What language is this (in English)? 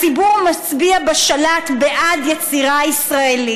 Hebrew